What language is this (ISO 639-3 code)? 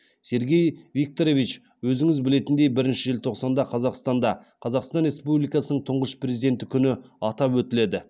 kaz